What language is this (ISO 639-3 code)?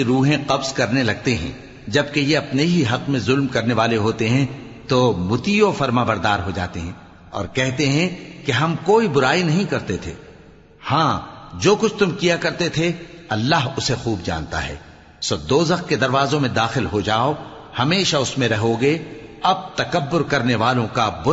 urd